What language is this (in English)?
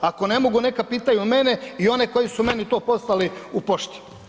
Croatian